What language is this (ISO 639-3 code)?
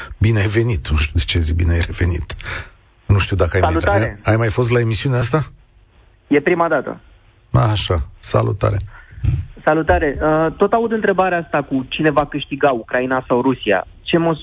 ron